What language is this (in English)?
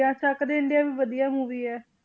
Punjabi